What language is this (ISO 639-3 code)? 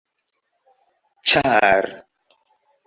epo